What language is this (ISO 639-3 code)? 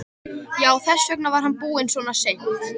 isl